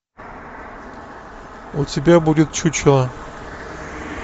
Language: Russian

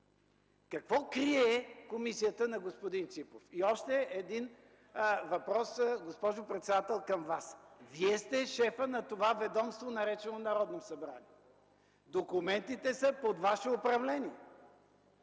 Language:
Bulgarian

